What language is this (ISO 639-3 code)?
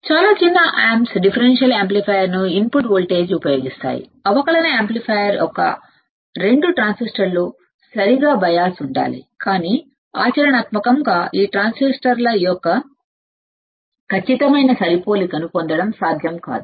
tel